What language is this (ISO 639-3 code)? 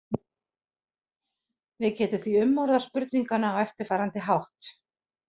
isl